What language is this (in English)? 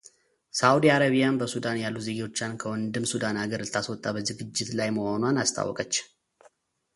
Amharic